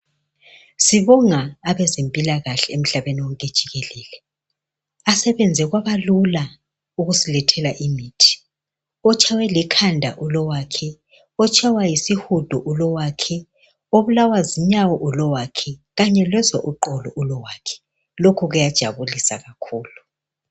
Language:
North Ndebele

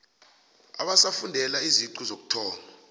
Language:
South Ndebele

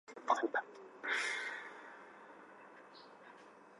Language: Chinese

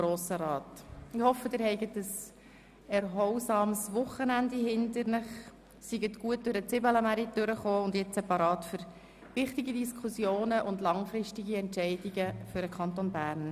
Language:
Swiss German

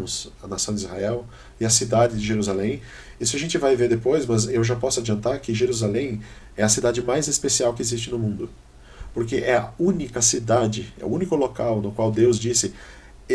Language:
Portuguese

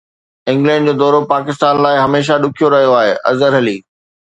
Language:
Sindhi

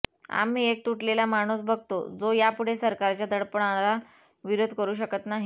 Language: Marathi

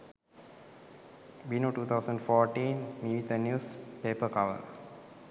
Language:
Sinhala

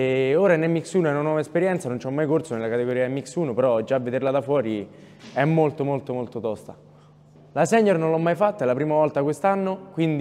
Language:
Italian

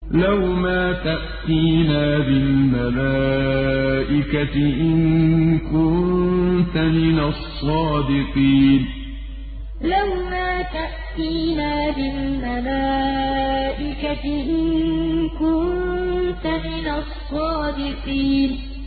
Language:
Arabic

